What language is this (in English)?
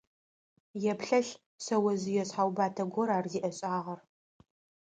Adyghe